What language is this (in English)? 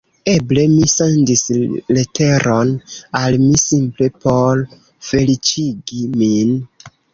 Esperanto